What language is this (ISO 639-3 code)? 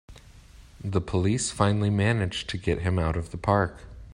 eng